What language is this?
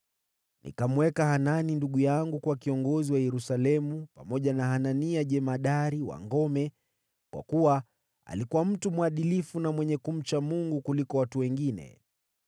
Swahili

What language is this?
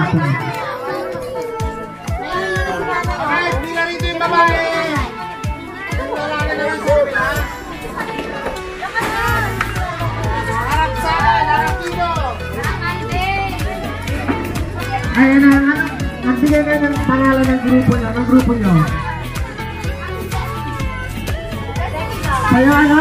Indonesian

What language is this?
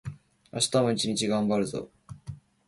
Japanese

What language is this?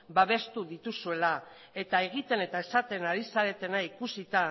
Basque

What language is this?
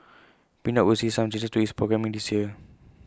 English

